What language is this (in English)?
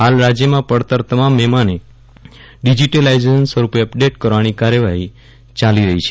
Gujarati